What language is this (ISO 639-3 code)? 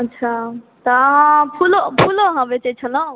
mai